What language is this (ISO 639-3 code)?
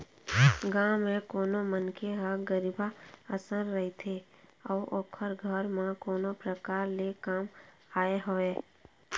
hne